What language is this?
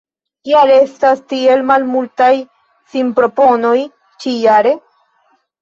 Esperanto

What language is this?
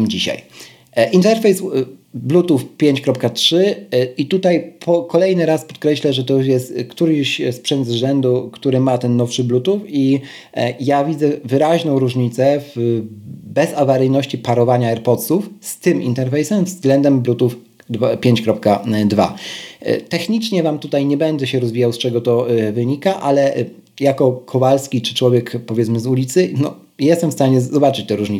Polish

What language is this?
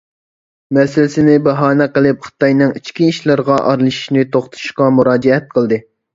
Uyghur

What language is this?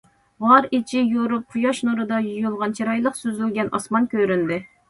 Uyghur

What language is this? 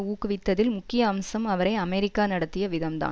Tamil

